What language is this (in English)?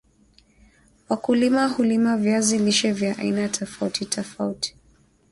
Swahili